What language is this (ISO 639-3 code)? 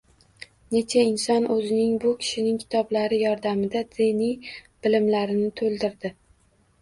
uzb